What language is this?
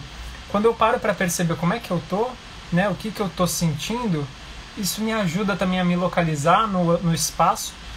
Portuguese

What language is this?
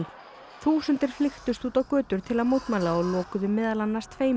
Icelandic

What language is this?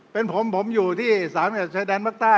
Thai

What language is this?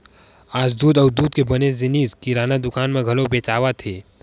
Chhattisgarhi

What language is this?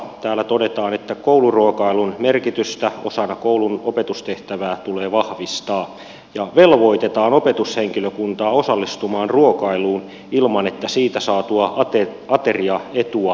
Finnish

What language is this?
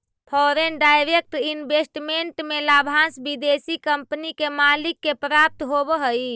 Magahi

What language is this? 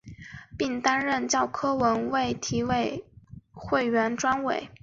Chinese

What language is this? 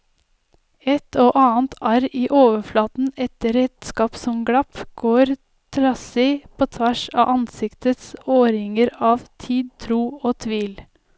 Norwegian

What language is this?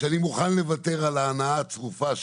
Hebrew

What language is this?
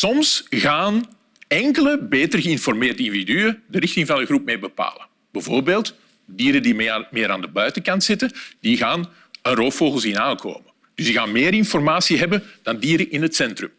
Dutch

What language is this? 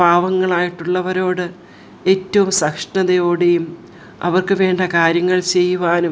Malayalam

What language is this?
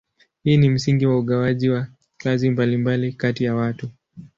Swahili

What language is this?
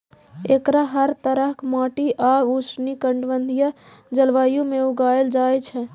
Maithili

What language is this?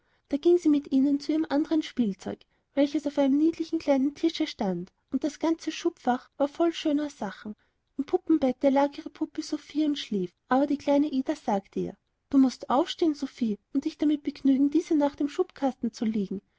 German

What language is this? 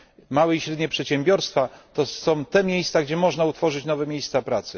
Polish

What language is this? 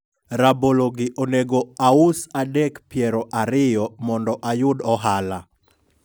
Luo (Kenya and Tanzania)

